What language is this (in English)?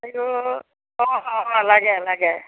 Assamese